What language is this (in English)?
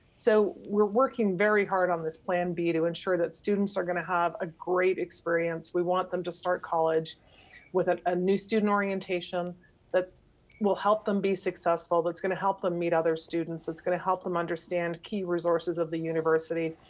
English